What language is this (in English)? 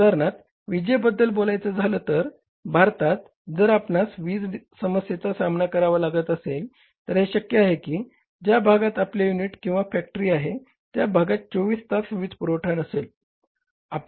Marathi